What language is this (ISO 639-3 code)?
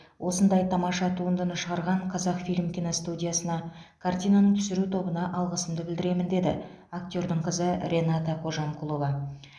kaz